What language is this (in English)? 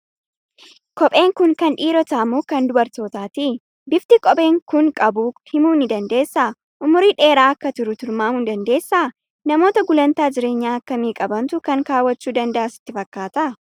Oromo